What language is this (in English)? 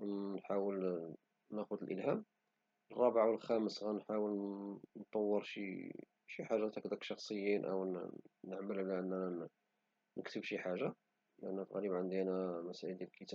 Moroccan Arabic